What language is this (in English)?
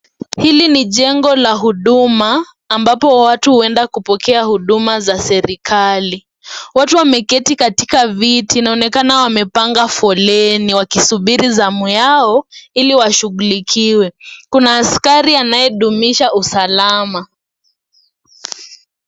Swahili